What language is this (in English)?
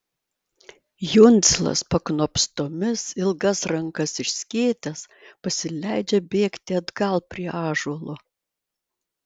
Lithuanian